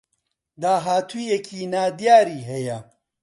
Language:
Central Kurdish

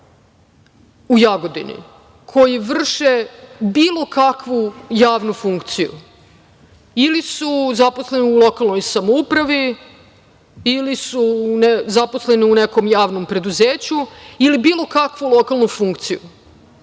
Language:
Serbian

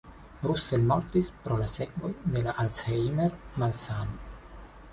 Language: Esperanto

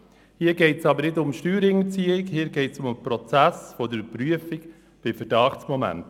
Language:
Swiss German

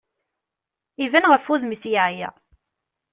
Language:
Kabyle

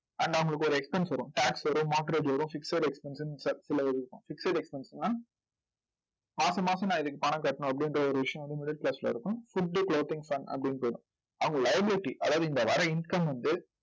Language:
Tamil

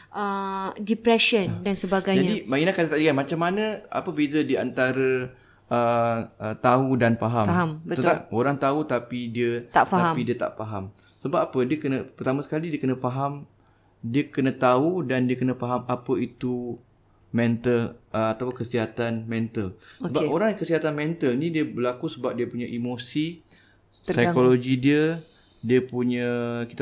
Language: Malay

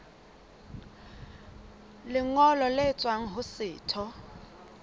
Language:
Southern Sotho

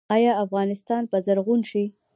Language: Pashto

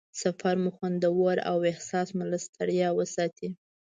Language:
Pashto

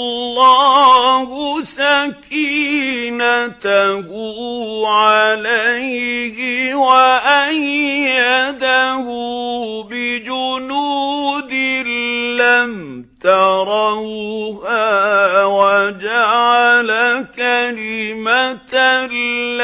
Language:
Arabic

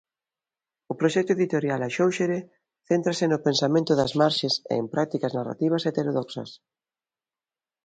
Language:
Galician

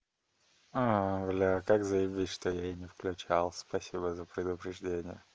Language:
Russian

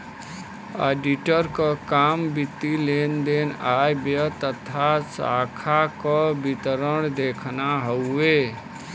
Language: Bhojpuri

